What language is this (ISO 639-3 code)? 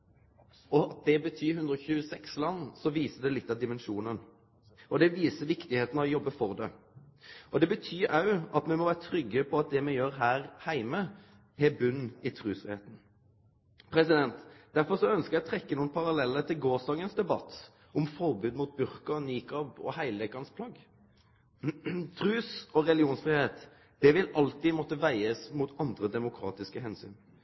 nno